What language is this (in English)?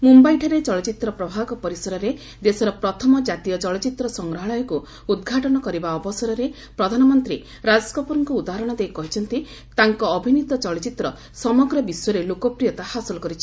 Odia